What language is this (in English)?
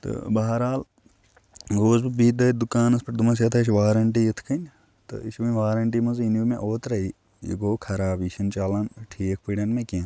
Kashmiri